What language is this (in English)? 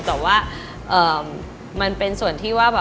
Thai